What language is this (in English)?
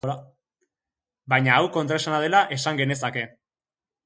Basque